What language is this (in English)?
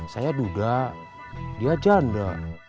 Indonesian